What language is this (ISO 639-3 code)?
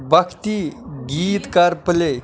kas